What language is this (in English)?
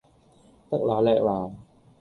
Cantonese